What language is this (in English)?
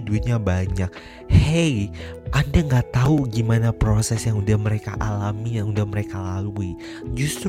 Indonesian